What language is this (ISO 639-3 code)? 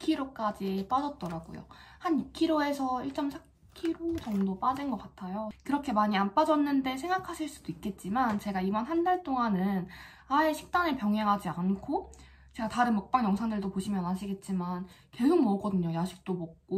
kor